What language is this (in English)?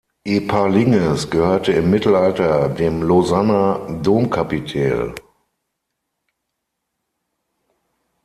German